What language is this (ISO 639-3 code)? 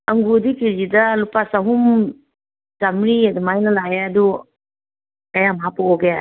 mni